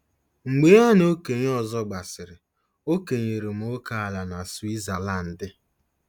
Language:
Igbo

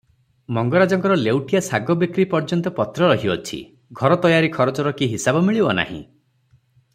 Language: Odia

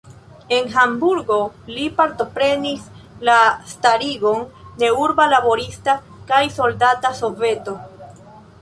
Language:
Esperanto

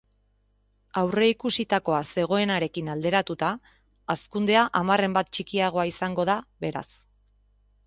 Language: Basque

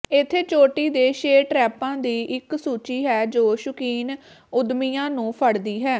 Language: Punjabi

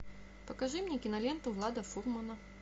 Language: Russian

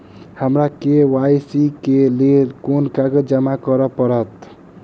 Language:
Maithili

